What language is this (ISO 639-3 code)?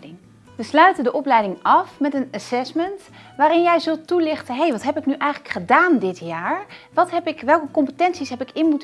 nld